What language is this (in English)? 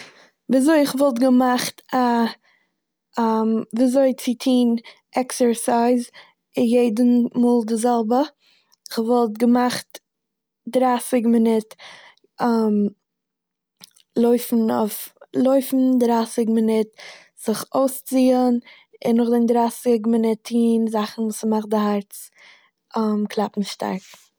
Yiddish